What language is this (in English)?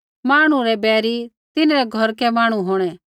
Kullu Pahari